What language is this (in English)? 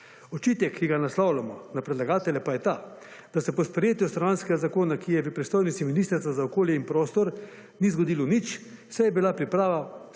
Slovenian